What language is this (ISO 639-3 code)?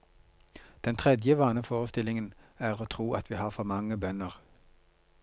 nor